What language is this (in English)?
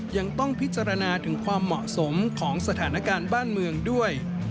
Thai